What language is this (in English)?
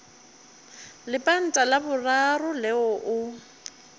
Northern Sotho